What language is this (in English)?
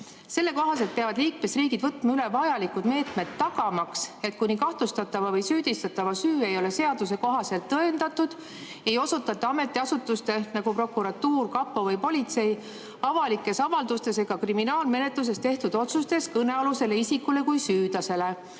Estonian